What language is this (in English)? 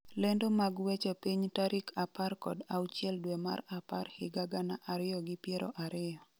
Luo (Kenya and Tanzania)